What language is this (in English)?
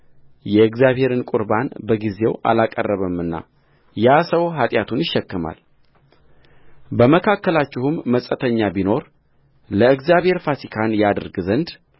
Amharic